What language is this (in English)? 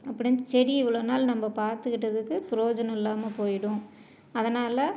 Tamil